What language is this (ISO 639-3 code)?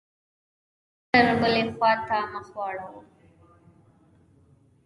pus